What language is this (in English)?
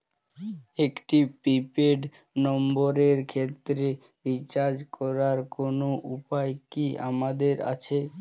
Bangla